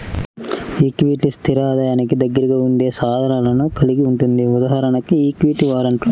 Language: Telugu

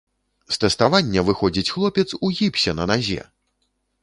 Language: Belarusian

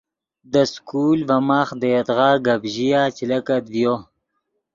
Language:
Yidgha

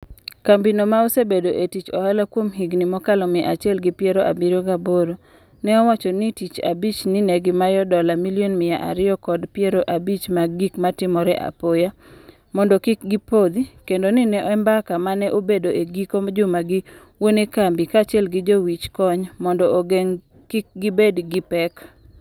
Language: Luo (Kenya and Tanzania)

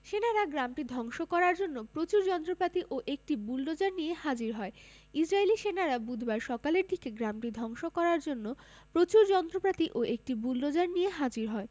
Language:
Bangla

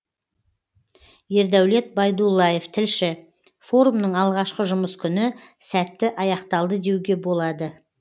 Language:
Kazakh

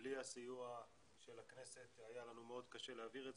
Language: Hebrew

